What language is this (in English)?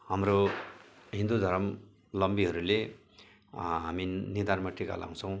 Nepali